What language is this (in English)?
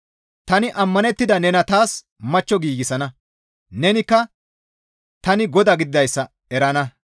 Gamo